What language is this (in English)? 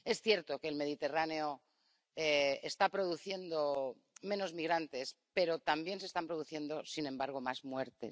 Spanish